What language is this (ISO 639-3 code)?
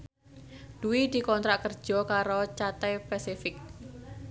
jav